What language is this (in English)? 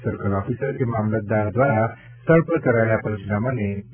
Gujarati